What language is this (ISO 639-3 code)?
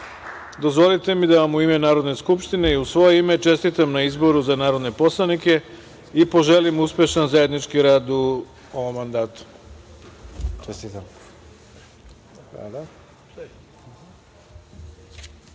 srp